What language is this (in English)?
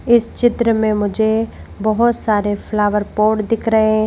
Hindi